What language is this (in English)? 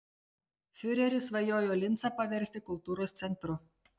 Lithuanian